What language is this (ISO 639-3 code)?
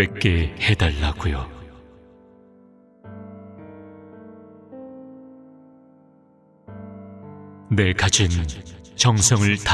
kor